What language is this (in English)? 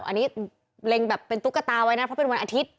Thai